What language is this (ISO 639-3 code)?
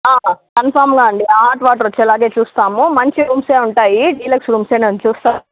tel